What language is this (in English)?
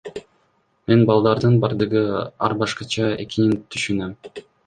Kyrgyz